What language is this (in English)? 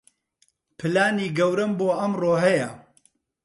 Central Kurdish